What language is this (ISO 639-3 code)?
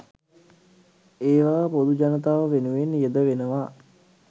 sin